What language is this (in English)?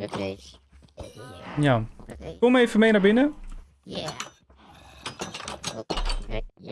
Dutch